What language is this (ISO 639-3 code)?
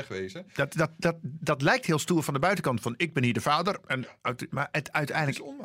nld